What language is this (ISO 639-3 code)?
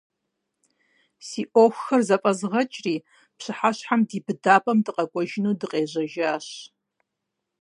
kbd